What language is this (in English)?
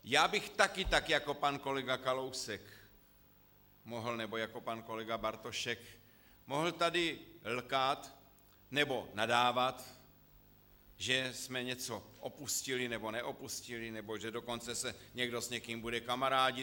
Czech